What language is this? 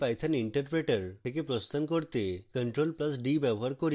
Bangla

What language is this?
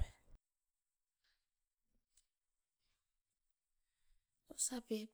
Askopan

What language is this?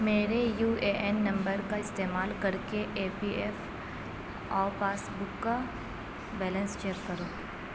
Urdu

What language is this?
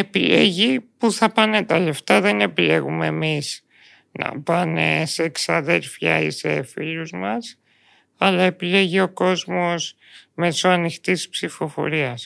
Greek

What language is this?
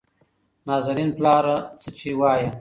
Pashto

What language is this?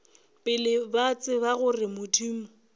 Northern Sotho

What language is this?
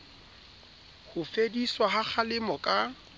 Southern Sotho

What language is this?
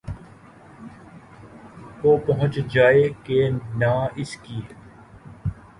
Urdu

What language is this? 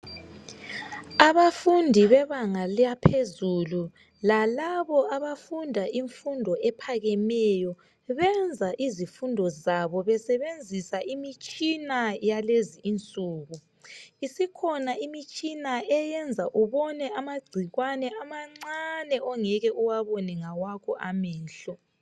North Ndebele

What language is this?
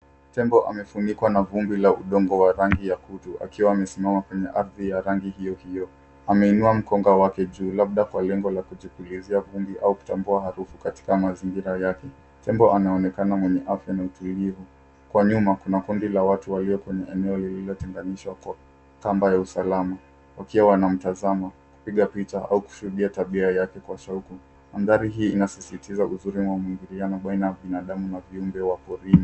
Swahili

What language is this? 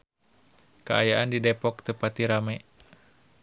Sundanese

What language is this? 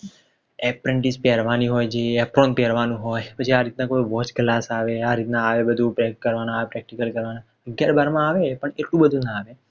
Gujarati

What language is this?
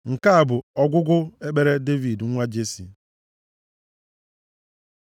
Igbo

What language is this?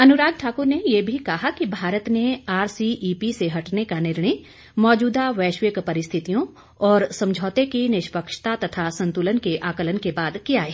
Hindi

